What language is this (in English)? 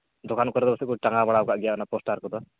Santali